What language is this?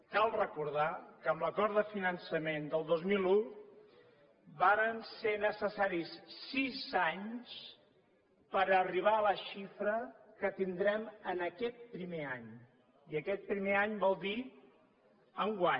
Catalan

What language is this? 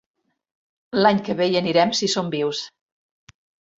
Catalan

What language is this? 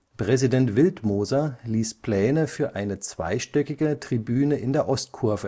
German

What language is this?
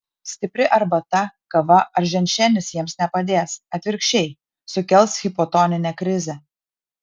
Lithuanian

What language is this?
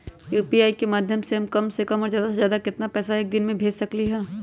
Magahi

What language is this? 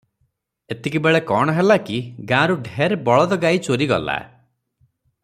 Odia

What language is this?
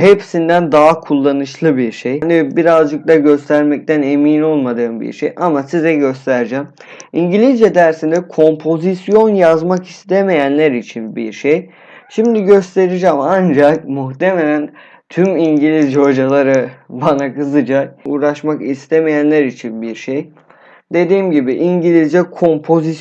Turkish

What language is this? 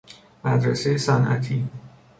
Persian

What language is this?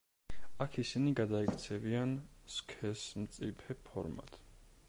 Georgian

